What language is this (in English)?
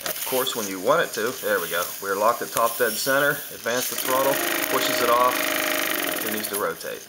English